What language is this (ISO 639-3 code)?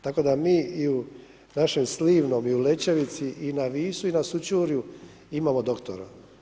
hrv